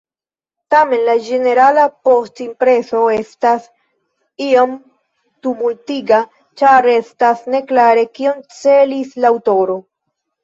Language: Esperanto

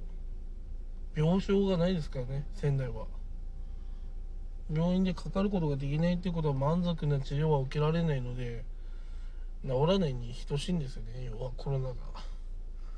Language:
Japanese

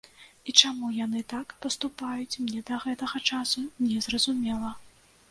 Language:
Belarusian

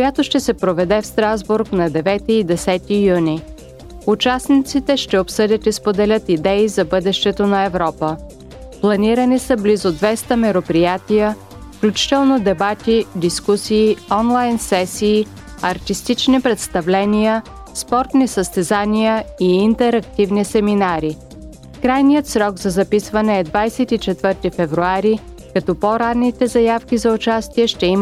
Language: Bulgarian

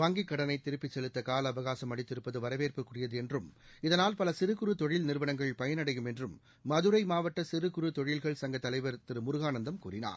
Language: Tamil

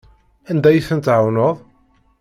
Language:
Kabyle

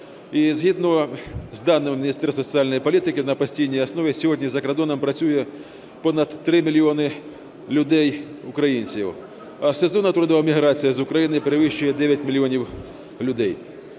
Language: Ukrainian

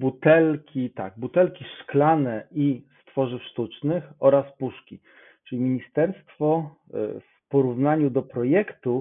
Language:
Polish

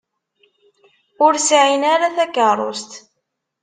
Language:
Kabyle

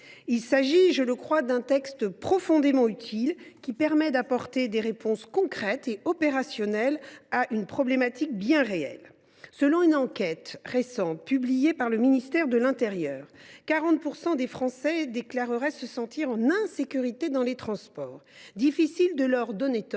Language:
French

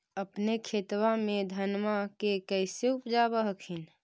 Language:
Magahi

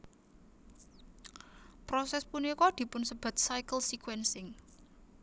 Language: Javanese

